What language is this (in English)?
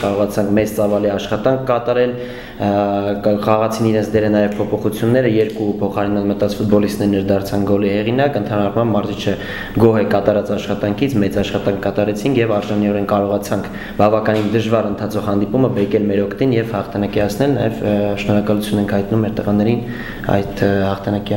Russian